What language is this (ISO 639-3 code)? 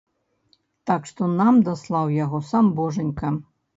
bel